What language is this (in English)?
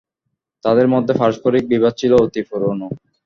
Bangla